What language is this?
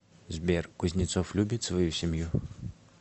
Russian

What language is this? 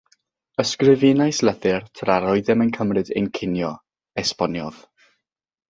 Welsh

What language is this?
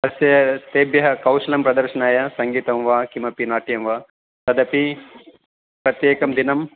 Sanskrit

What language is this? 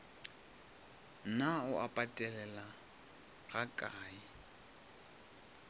Northern Sotho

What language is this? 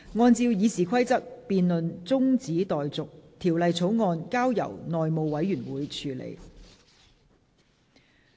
Cantonese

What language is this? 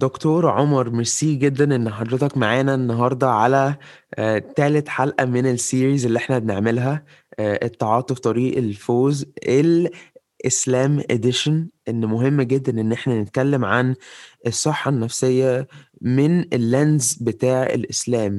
Arabic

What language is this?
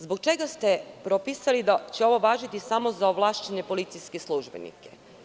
Serbian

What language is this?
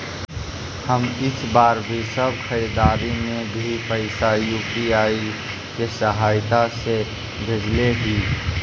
Magahi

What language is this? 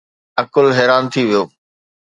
Sindhi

